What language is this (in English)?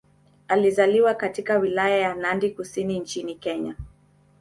Swahili